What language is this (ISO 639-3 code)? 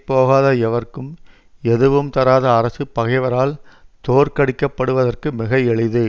tam